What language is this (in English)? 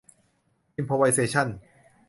Thai